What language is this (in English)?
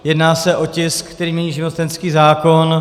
Czech